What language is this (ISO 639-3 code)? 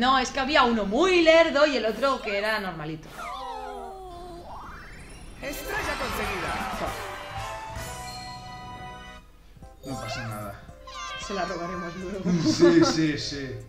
spa